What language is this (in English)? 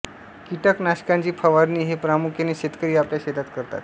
Marathi